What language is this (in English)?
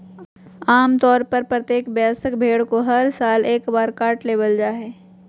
Magahi